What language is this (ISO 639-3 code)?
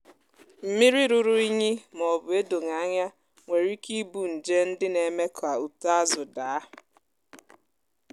ibo